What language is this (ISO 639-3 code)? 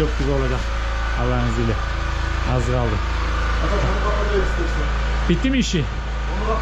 tur